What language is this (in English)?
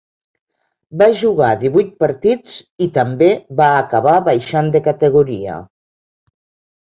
Catalan